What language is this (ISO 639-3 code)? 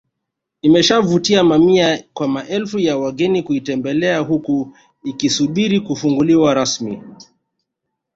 swa